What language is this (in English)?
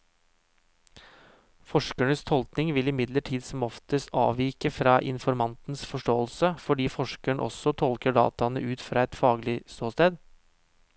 Norwegian